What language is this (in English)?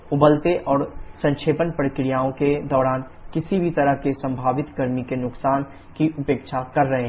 Hindi